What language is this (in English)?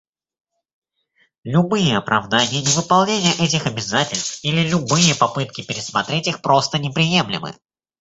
Russian